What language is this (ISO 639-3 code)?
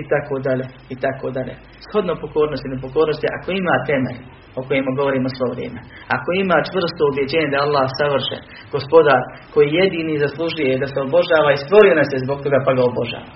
hrv